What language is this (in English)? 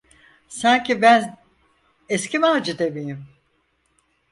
Turkish